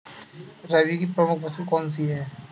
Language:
Hindi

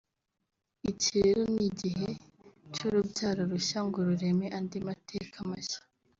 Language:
Kinyarwanda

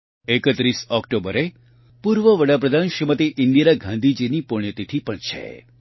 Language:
Gujarati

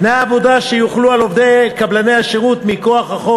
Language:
Hebrew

